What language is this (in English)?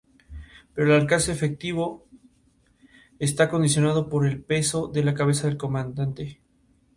Spanish